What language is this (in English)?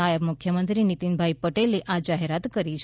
Gujarati